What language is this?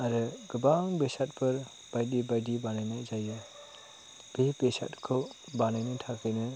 Bodo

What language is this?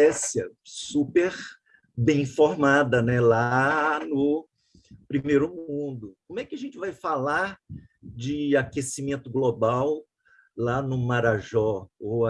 Portuguese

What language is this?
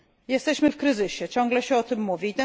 Polish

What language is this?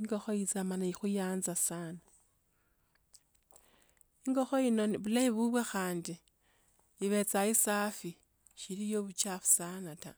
Tsotso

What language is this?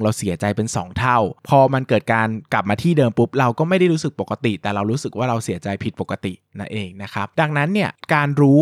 Thai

